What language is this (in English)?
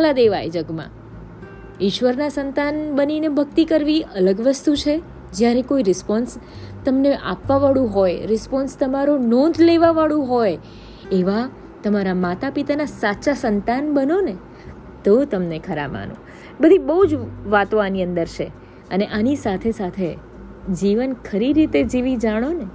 Gujarati